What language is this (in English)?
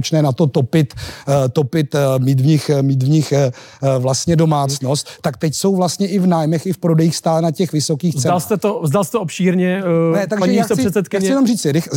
Czech